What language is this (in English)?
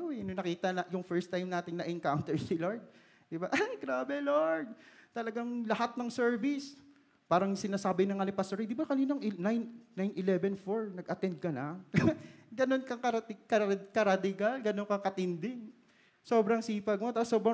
Filipino